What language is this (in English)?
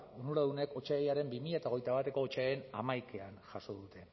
Basque